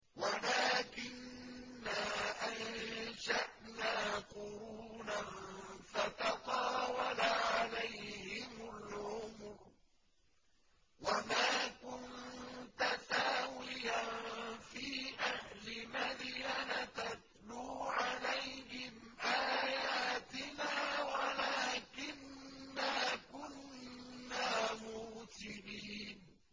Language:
Arabic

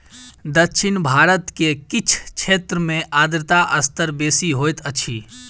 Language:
Maithili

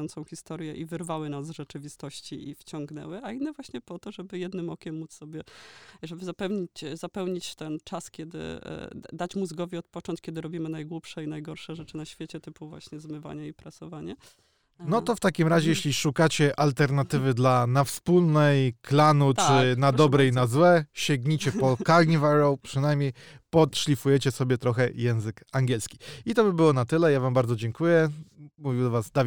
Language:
Polish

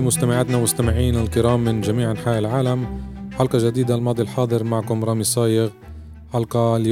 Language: Arabic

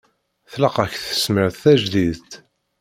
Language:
Kabyle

